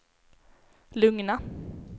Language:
Swedish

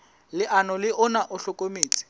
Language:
Southern Sotho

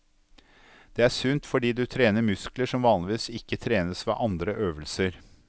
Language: Norwegian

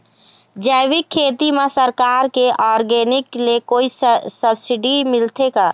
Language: Chhattisgarhi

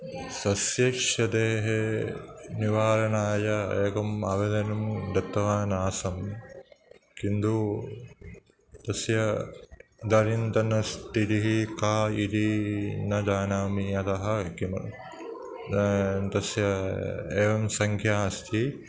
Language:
Sanskrit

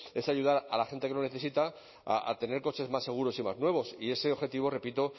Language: Spanish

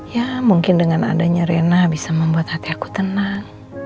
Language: Indonesian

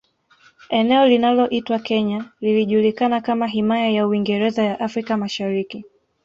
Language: Swahili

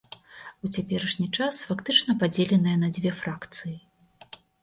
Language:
Belarusian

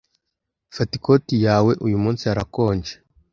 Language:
Kinyarwanda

